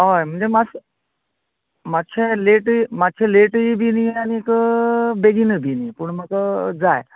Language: Konkani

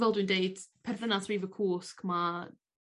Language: Welsh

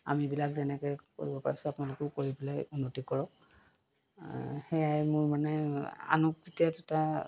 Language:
Assamese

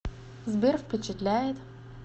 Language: Russian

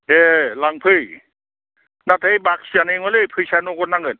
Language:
Bodo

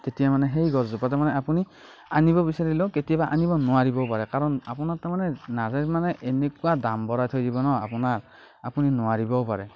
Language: Assamese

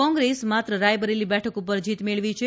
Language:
Gujarati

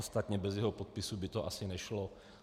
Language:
Czech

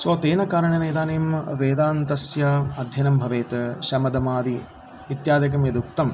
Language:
Sanskrit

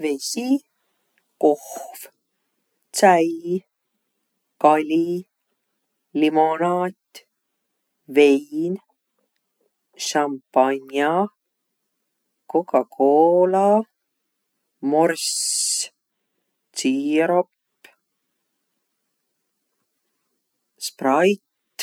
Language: Võro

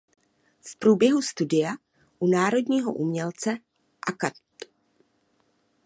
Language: Czech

